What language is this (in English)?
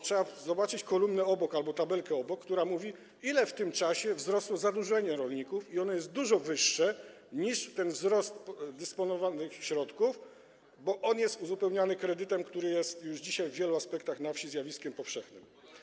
Polish